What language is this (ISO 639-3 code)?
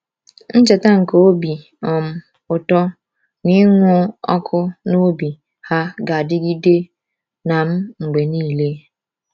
ibo